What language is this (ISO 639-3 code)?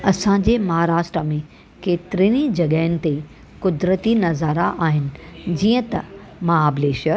snd